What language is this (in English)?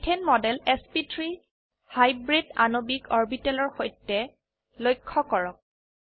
Assamese